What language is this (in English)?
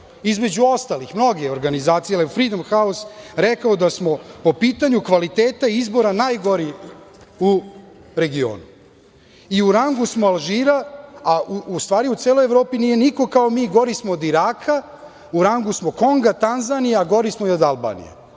Serbian